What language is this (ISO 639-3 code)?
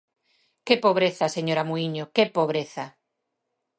glg